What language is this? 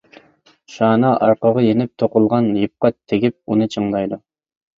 Uyghur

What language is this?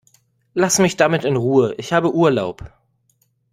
German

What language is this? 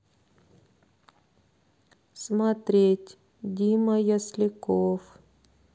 Russian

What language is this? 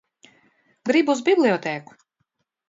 Latvian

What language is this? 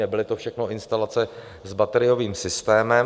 Czech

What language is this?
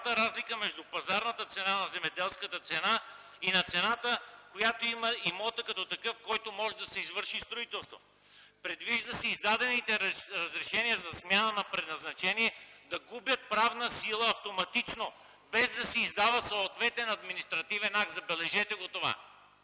Bulgarian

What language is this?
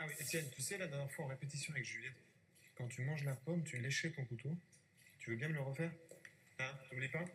Italian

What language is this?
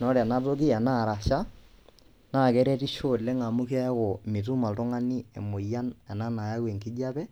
Masai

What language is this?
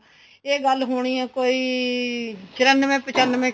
Punjabi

